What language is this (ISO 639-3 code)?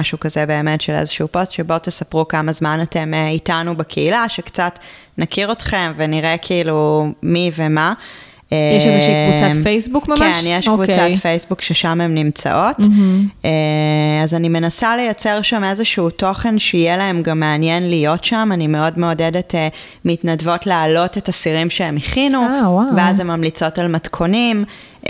heb